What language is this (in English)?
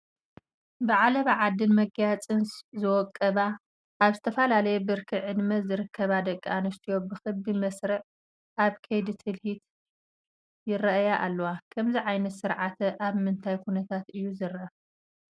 Tigrinya